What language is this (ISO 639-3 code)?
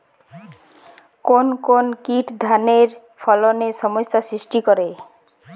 ben